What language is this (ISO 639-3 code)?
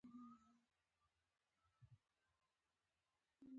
pus